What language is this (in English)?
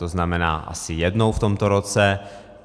Czech